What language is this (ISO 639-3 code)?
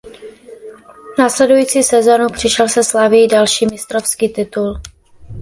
ces